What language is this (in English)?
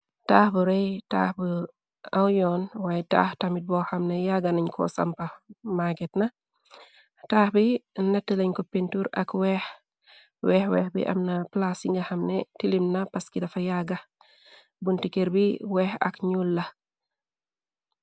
Wolof